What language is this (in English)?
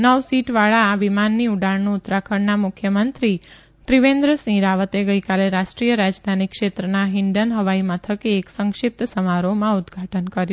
Gujarati